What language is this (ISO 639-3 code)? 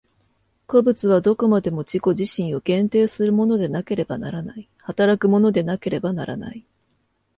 jpn